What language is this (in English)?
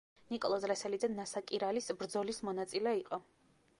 Georgian